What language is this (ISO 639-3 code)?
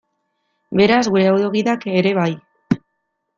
eus